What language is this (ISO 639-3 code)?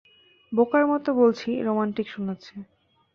ben